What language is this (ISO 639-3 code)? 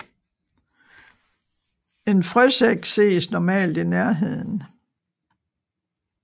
dan